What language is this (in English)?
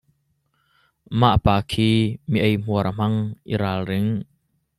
Hakha Chin